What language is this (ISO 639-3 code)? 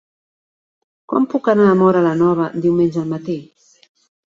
cat